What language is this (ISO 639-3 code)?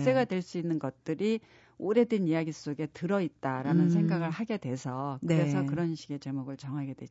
kor